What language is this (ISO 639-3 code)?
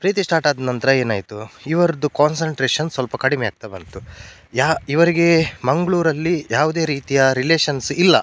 kan